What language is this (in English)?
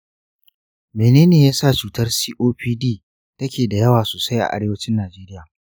Hausa